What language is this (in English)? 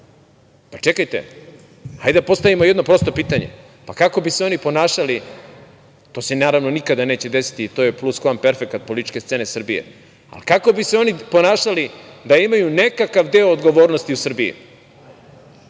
Serbian